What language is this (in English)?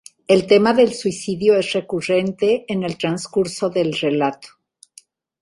Spanish